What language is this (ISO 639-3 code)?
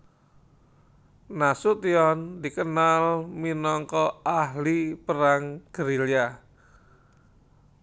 jav